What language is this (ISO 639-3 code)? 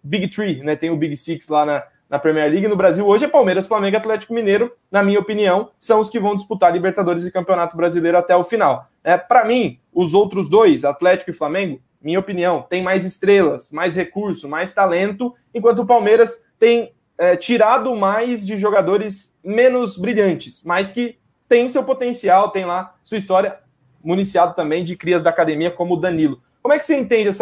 por